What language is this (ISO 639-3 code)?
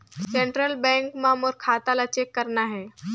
hne